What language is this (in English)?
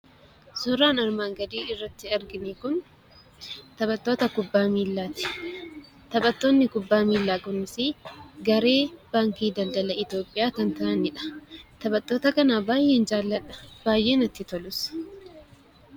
Oromo